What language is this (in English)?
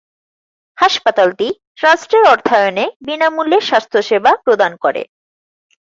Bangla